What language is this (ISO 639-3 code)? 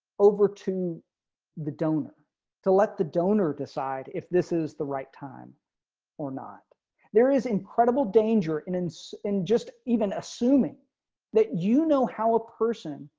eng